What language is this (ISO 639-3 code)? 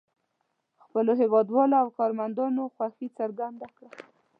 pus